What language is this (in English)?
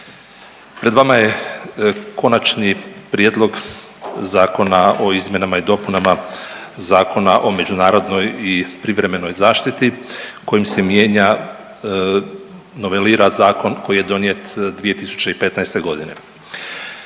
Croatian